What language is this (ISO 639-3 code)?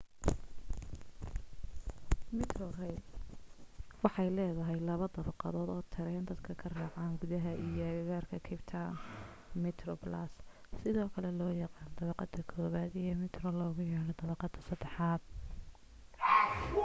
som